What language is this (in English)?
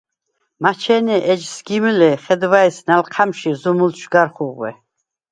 Svan